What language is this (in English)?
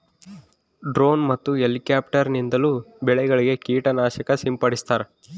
Kannada